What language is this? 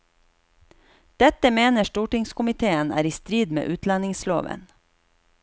Norwegian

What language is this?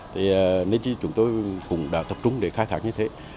Vietnamese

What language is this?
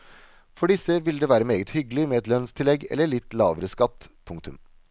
Norwegian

